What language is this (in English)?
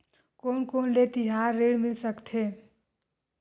Chhattisgarhi